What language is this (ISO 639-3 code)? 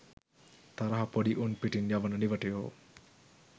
sin